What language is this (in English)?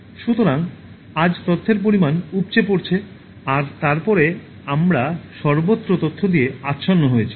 Bangla